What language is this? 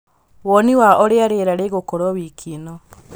Kikuyu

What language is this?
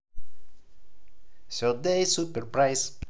Russian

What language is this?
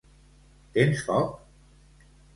Catalan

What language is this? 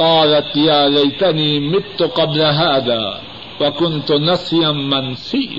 Urdu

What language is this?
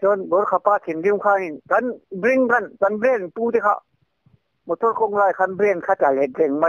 Thai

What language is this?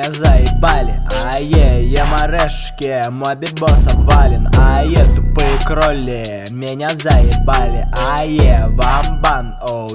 Russian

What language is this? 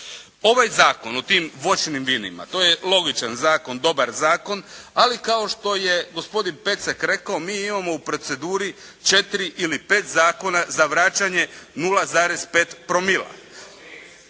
Croatian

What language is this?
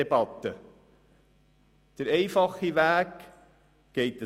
Swiss German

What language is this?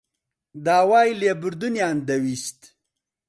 Central Kurdish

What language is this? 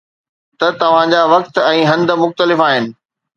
Sindhi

